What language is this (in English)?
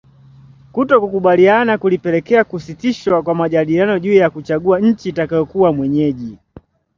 Swahili